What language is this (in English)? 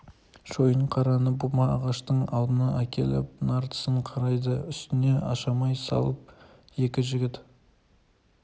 Kazakh